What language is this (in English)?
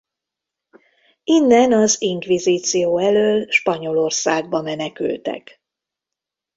Hungarian